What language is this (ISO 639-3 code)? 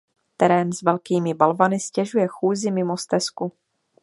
ces